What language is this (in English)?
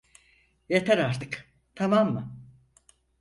Turkish